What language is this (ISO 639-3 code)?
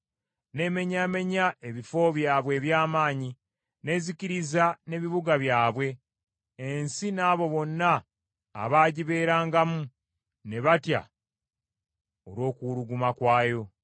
lug